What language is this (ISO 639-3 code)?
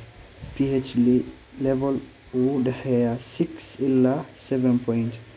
som